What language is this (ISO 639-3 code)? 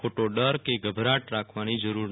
guj